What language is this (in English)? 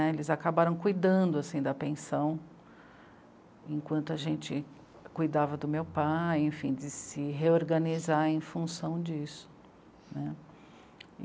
Portuguese